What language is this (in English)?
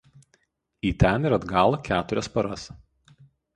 Lithuanian